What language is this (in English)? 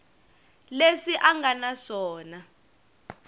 Tsonga